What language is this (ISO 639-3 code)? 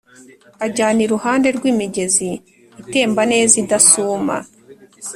kin